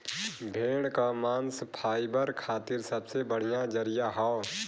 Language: Bhojpuri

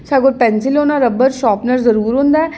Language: Dogri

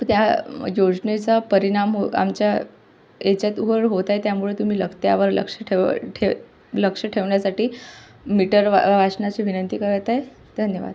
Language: Marathi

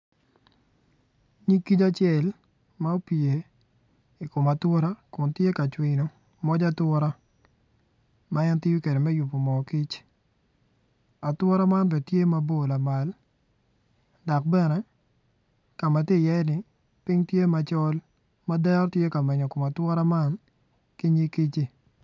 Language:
Acoli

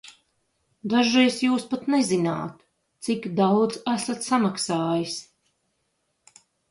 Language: Latvian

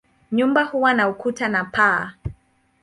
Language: Swahili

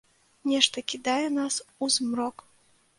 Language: Belarusian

